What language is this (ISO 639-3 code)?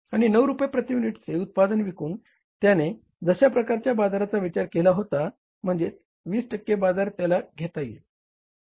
mar